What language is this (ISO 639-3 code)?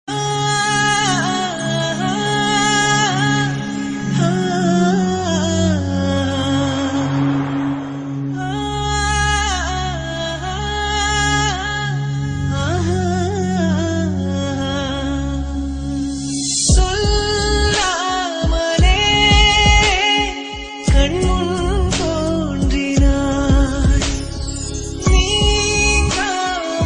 tam